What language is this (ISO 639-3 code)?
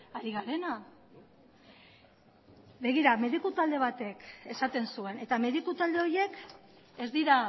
eus